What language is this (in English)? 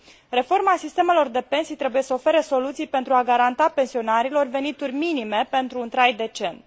Romanian